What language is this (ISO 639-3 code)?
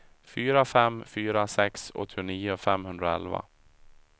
swe